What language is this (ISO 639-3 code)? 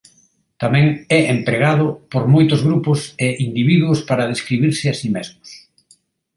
glg